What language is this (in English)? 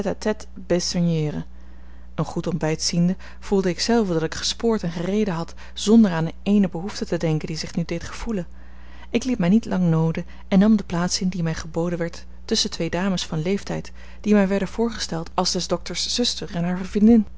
Dutch